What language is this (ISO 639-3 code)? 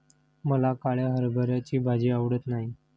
mar